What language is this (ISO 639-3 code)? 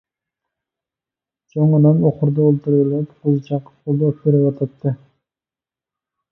uig